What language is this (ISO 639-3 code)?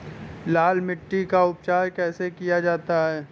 hin